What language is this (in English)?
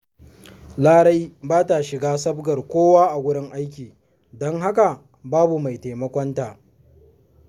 Hausa